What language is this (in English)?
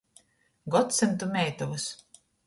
Latgalian